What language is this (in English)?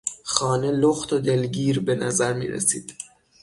Persian